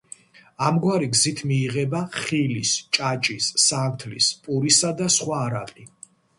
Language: Georgian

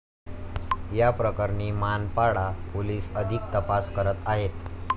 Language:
Marathi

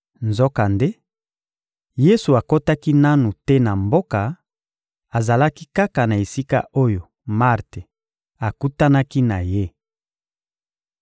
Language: Lingala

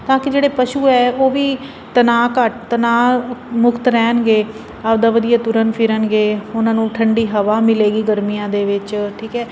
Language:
Punjabi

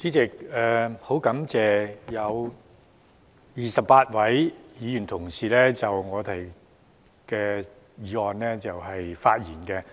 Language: Cantonese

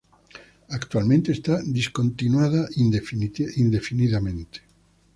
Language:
Spanish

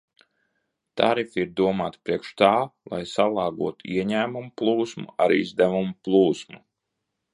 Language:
Latvian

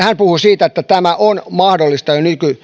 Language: Finnish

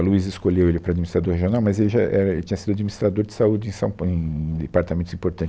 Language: Portuguese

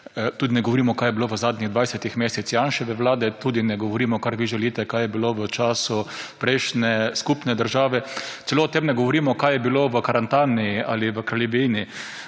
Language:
Slovenian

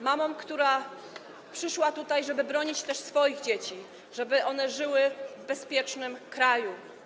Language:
Polish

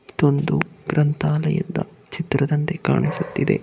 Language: Kannada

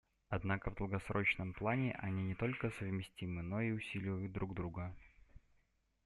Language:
Russian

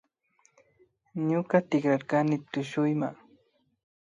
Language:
Imbabura Highland Quichua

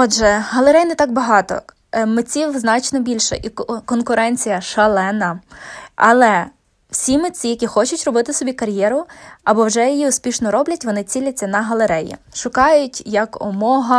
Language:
Ukrainian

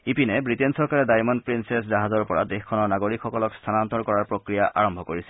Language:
Assamese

